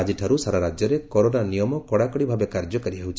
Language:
Odia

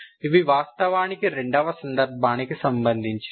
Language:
Telugu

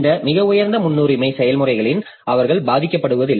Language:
Tamil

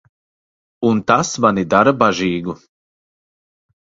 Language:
Latvian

